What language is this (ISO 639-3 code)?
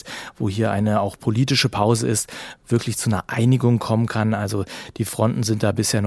deu